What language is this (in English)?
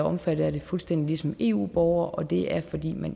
Danish